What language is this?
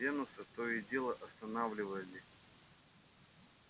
Russian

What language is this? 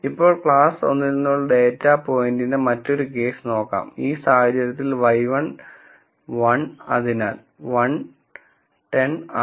Malayalam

